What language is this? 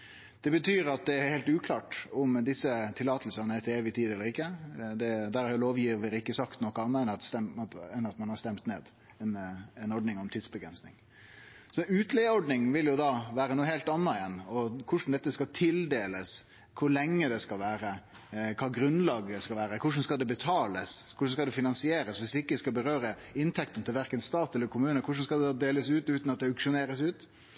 Norwegian Nynorsk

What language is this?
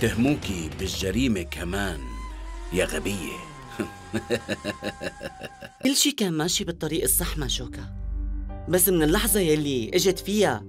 Arabic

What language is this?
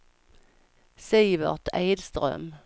Swedish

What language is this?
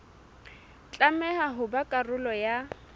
Southern Sotho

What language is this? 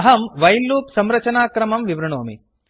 Sanskrit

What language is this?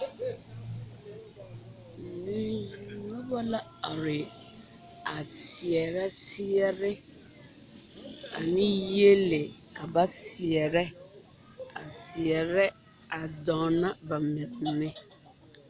Southern Dagaare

